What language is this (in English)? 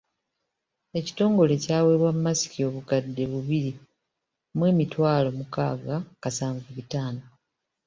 Ganda